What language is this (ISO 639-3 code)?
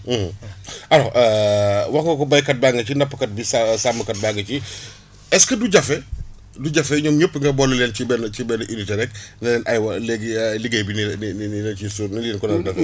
wol